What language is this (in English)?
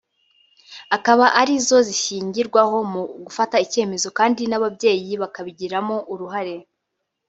Kinyarwanda